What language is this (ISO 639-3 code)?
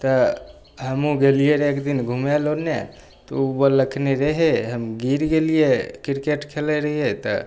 mai